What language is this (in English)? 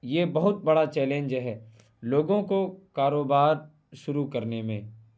Urdu